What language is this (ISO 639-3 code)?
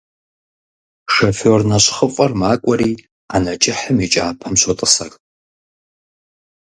kbd